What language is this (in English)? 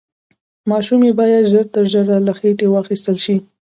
Pashto